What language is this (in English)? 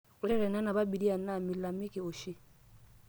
Masai